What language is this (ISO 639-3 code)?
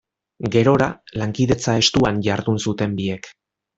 eus